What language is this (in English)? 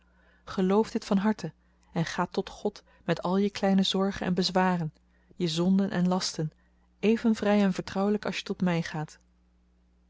Dutch